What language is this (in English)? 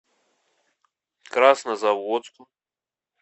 Russian